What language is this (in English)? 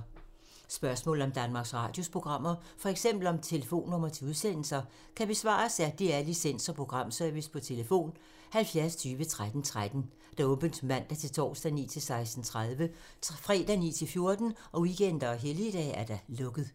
Danish